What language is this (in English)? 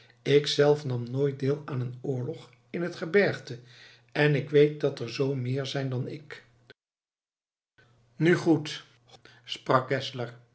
Dutch